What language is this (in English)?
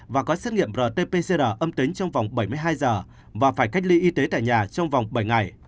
Vietnamese